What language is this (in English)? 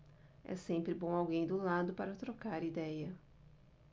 Portuguese